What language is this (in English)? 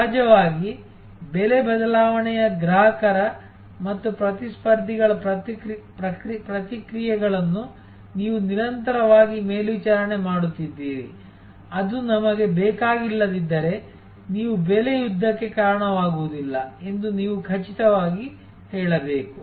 Kannada